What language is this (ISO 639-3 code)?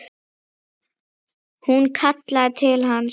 isl